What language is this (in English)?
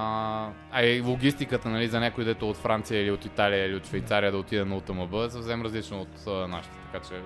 Bulgarian